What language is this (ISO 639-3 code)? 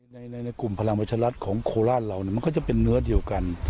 tha